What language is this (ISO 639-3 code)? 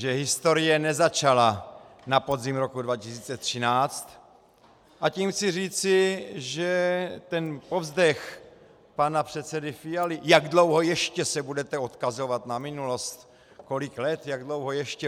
ces